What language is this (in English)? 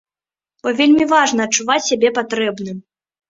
Belarusian